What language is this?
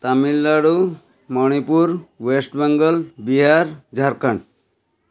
Odia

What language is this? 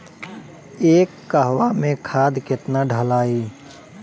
Bhojpuri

